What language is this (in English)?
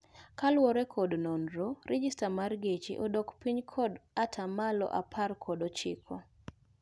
Luo (Kenya and Tanzania)